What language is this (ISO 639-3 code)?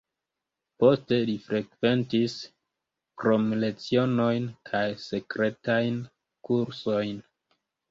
epo